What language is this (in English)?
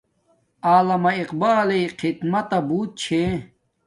Domaaki